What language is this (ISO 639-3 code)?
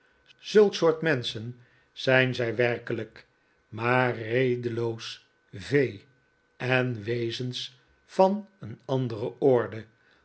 nld